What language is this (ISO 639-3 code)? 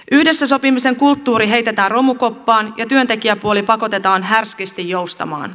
fin